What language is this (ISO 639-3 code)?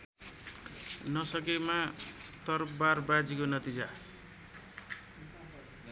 nep